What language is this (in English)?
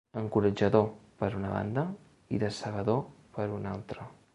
Catalan